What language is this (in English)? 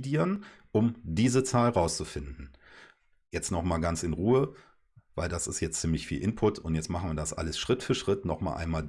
German